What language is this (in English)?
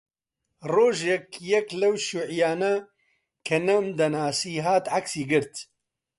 Central Kurdish